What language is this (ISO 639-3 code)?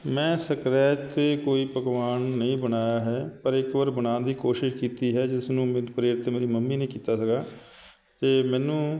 pan